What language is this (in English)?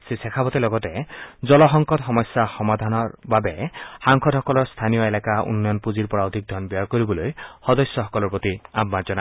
Assamese